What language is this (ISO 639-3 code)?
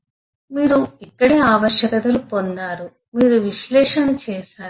tel